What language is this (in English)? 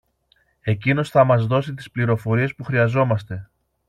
Greek